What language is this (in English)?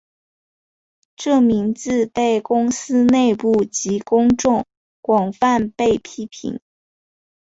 Chinese